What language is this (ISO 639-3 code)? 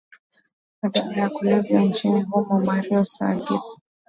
swa